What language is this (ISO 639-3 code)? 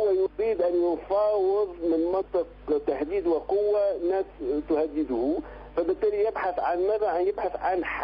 ara